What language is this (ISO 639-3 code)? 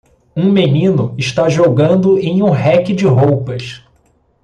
por